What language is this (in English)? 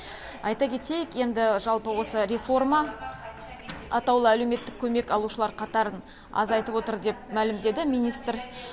Kazakh